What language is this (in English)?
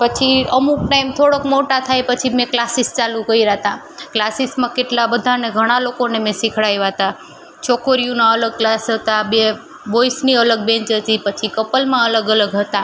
Gujarati